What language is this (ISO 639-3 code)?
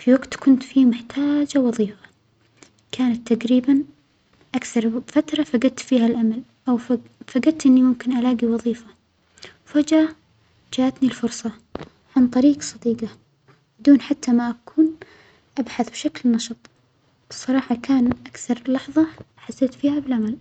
acx